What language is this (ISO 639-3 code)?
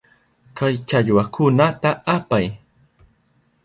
qup